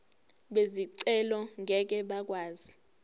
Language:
Zulu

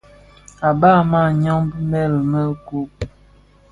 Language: Bafia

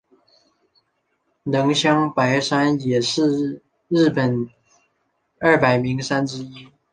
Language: Chinese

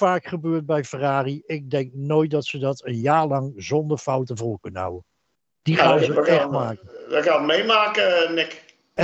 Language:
Dutch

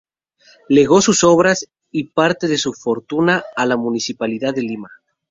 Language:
Spanish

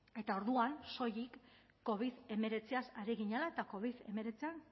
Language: Basque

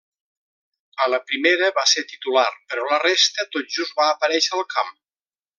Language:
Catalan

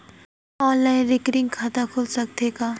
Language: Chhattisgarhi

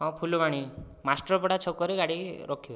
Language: Odia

